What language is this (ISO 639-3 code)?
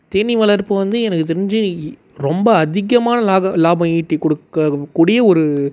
tam